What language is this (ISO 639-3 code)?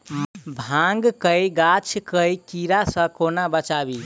mai